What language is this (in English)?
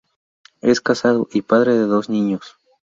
Spanish